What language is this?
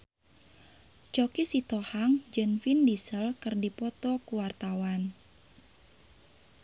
Sundanese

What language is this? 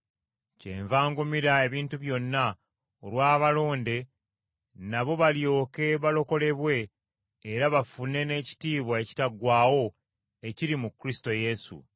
Ganda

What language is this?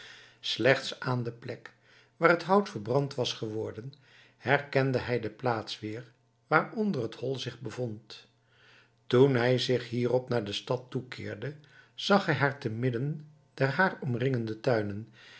Dutch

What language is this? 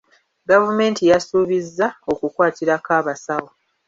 Ganda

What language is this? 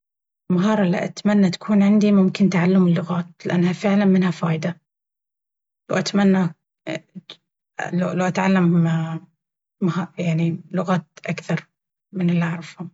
Baharna Arabic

